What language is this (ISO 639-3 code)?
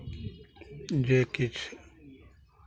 mai